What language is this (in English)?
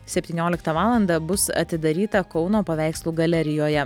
Lithuanian